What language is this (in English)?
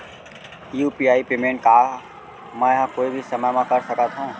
Chhattisgarhi